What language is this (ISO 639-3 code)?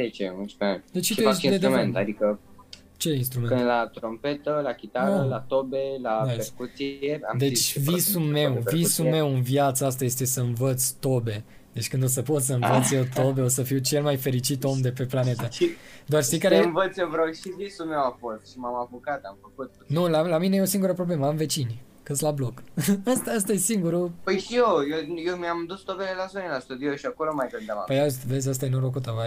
ron